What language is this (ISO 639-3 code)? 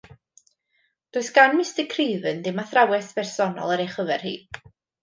cym